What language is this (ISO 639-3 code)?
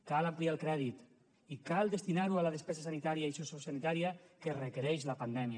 cat